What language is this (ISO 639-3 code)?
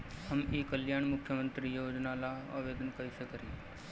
bho